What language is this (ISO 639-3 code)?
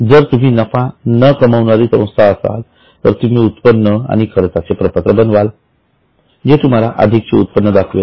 mar